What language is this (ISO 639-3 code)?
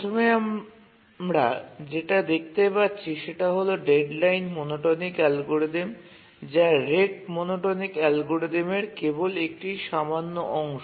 ben